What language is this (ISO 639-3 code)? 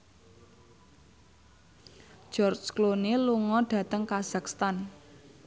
jav